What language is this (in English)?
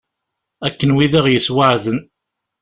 Kabyle